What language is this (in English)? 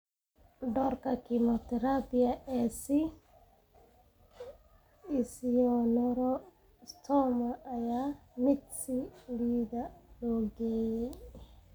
Somali